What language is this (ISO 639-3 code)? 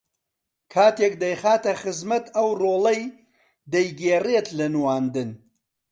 ckb